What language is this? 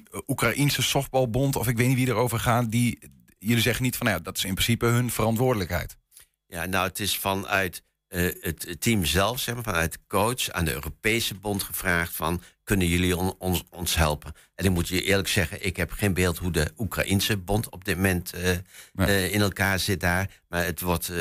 Dutch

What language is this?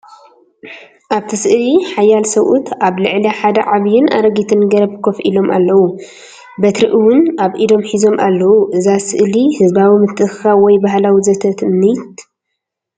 Tigrinya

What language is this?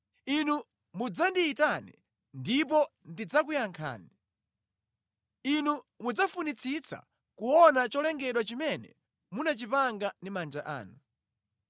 Nyanja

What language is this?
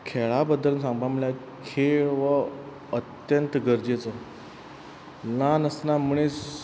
Konkani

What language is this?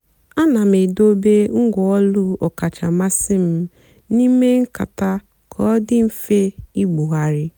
Igbo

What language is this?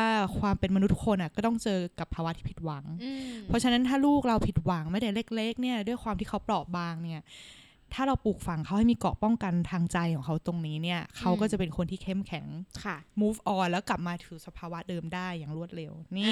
Thai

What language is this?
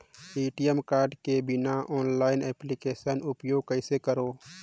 Chhattisgarhi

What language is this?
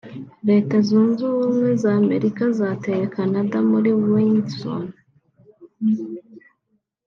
Kinyarwanda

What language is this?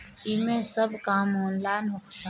Bhojpuri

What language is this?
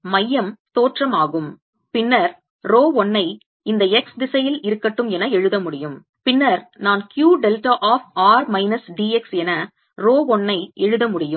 Tamil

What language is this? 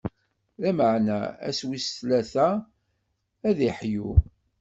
Kabyle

